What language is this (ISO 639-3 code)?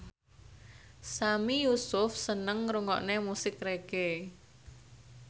jav